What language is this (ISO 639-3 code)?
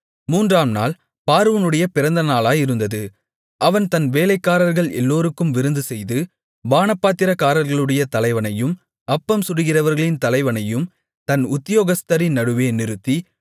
tam